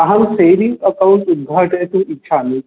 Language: Sanskrit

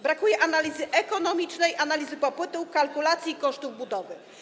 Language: Polish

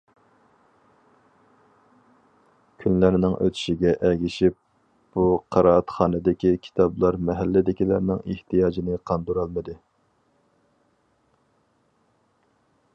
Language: Uyghur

